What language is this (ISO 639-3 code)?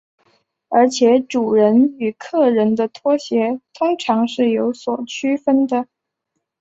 zho